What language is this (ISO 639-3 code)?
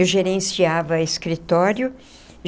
por